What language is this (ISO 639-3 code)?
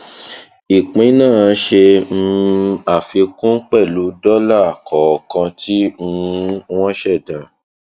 yor